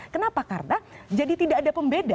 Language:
Indonesian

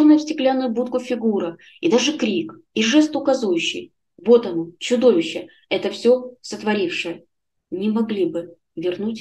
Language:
Russian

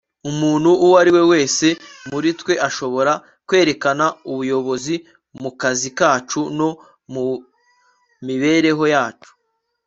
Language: Kinyarwanda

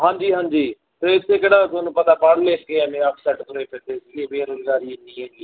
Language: Punjabi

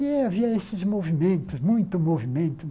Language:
Portuguese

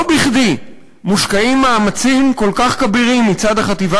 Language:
Hebrew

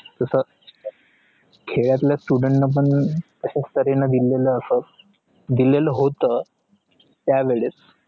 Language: Marathi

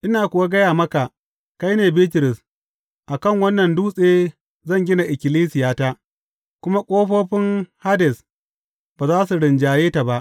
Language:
Hausa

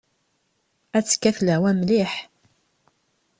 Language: Kabyle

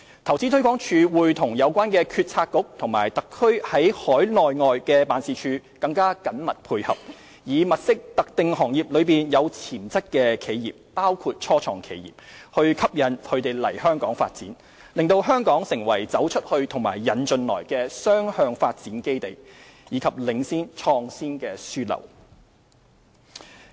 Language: Cantonese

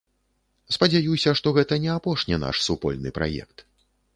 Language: Belarusian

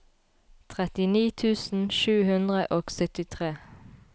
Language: Norwegian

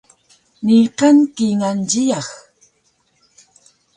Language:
Taroko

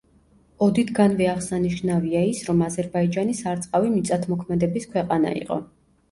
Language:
Georgian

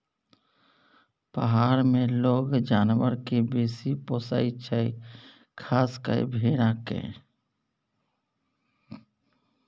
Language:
Maithili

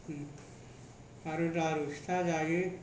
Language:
Bodo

